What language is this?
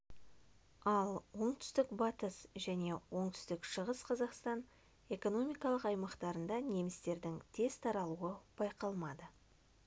Kazakh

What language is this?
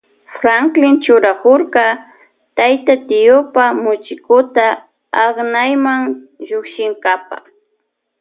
Loja Highland Quichua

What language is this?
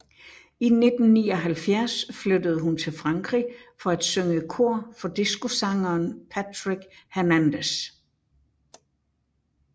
Danish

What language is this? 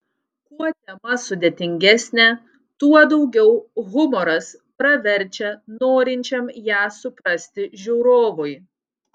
Lithuanian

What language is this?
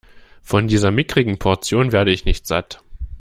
German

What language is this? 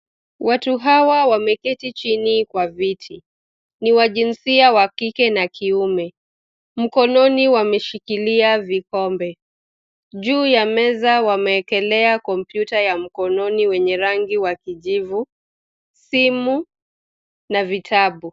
Swahili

